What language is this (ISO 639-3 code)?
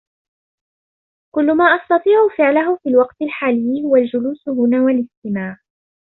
ara